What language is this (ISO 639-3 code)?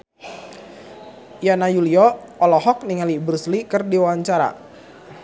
sun